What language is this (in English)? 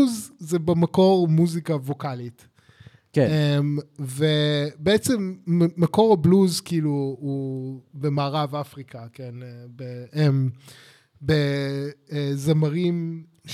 Hebrew